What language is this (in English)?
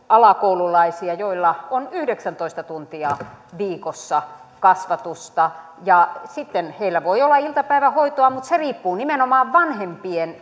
Finnish